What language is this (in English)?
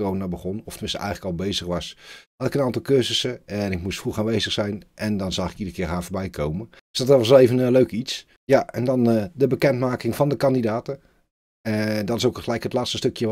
Dutch